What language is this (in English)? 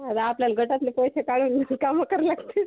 Marathi